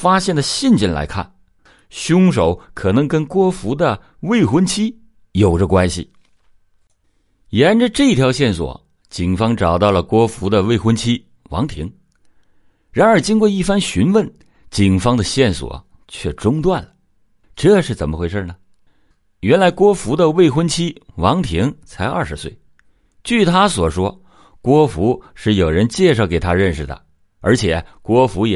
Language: Chinese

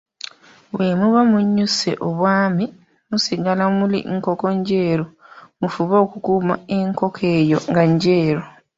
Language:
Ganda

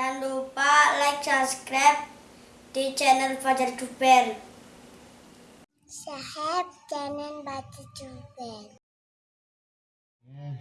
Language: Indonesian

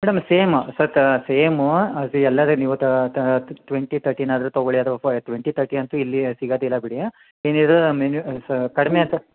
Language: Kannada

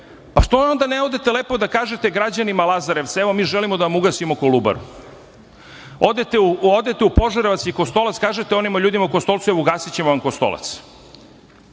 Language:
Serbian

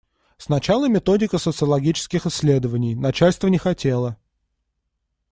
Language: Russian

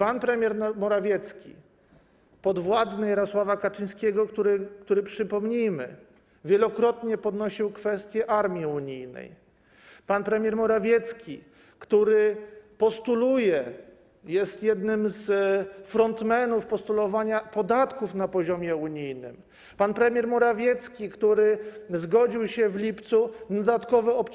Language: Polish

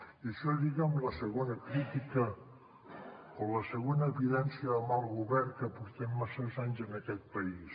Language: Catalan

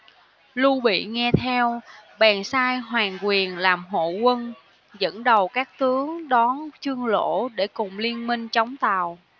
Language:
Vietnamese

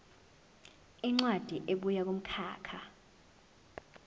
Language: Zulu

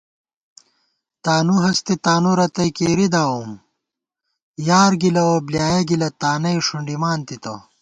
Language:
Gawar-Bati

